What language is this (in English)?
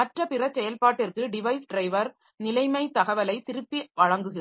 Tamil